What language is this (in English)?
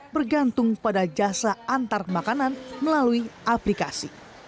Indonesian